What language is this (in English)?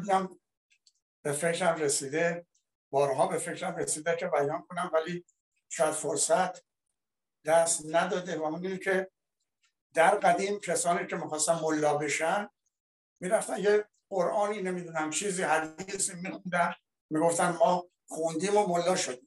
Persian